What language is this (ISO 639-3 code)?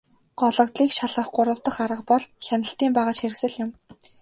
mon